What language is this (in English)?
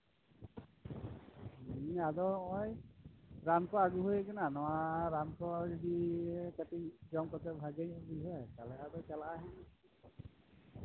Santali